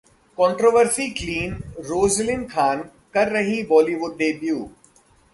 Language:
Hindi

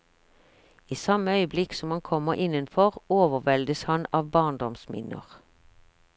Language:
Norwegian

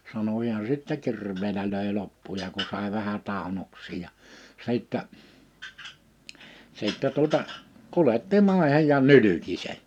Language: Finnish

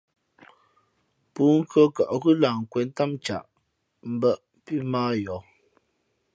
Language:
Fe'fe'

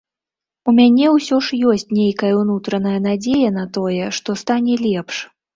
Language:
Belarusian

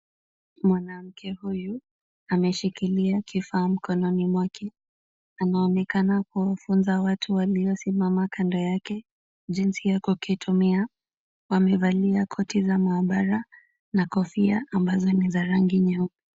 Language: Swahili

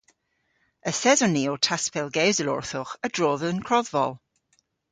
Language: Cornish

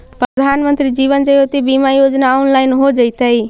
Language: Magahi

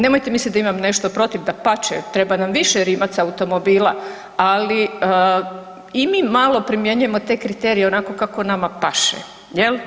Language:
Croatian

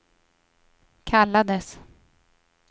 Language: Swedish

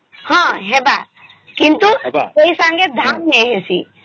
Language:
Odia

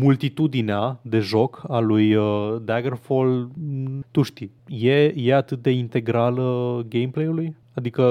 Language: Romanian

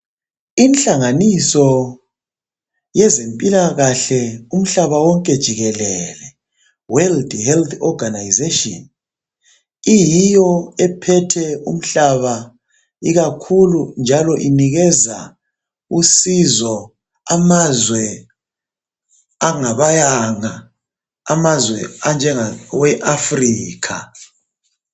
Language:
North Ndebele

